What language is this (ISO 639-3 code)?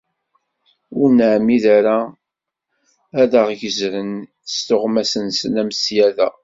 kab